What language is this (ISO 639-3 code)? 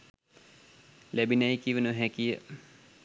sin